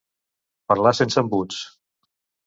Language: Catalan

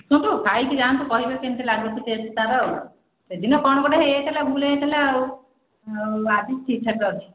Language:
Odia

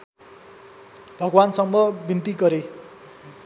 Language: Nepali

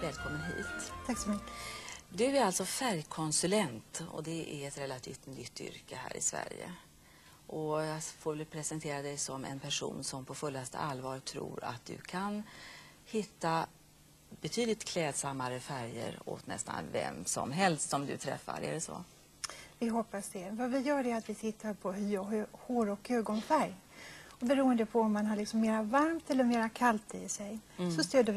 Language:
Swedish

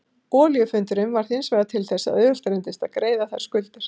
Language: Icelandic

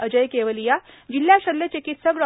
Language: Marathi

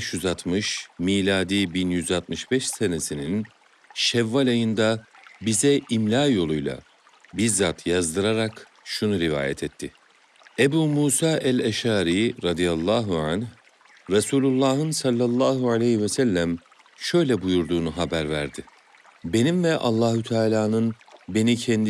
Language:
Turkish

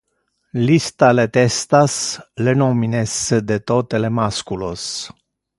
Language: Interlingua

